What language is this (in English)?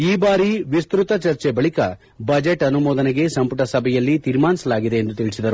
Kannada